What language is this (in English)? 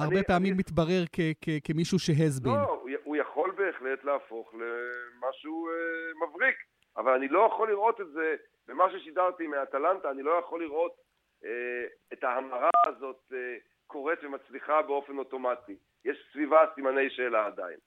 Hebrew